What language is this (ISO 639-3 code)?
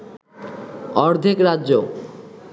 ben